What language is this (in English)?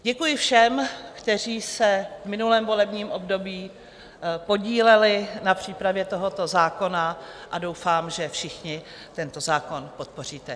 Czech